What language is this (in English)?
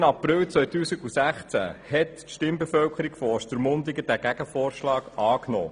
Swiss German